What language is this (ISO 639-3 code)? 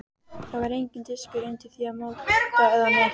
isl